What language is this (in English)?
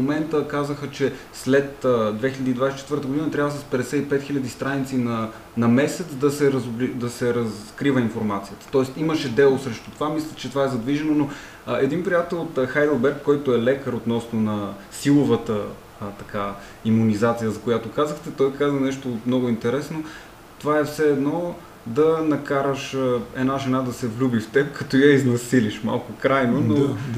Bulgarian